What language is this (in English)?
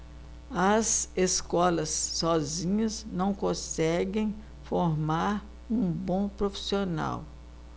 Portuguese